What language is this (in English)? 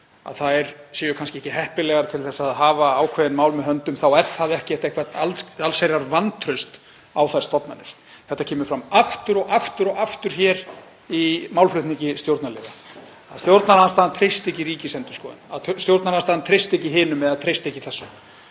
Icelandic